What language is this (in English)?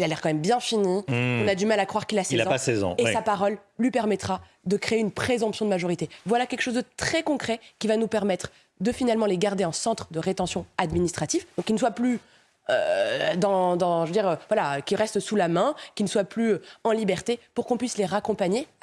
French